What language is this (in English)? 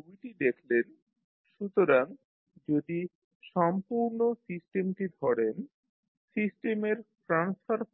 Bangla